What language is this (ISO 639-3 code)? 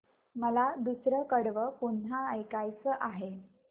mar